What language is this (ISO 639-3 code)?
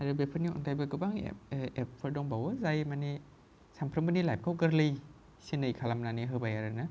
brx